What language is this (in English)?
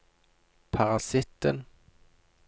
Norwegian